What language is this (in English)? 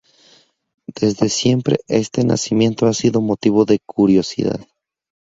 Spanish